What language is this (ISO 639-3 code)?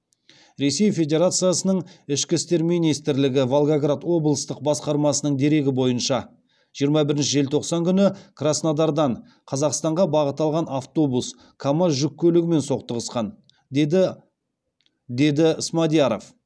kaz